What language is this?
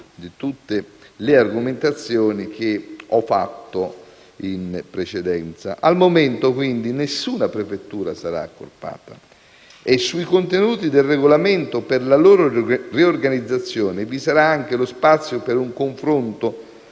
Italian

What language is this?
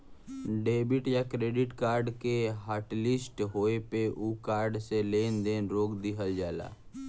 Bhojpuri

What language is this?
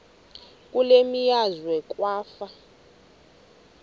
Xhosa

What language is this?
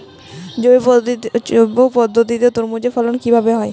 Bangla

